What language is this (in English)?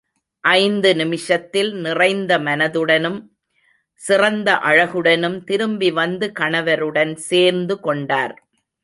Tamil